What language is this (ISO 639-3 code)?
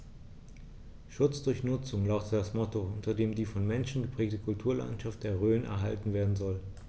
deu